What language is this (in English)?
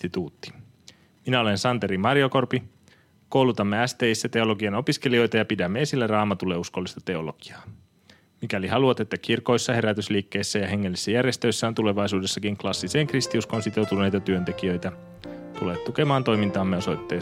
Finnish